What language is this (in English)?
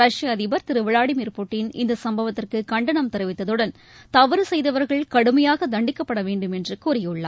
Tamil